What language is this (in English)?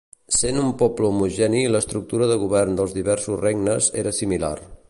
Catalan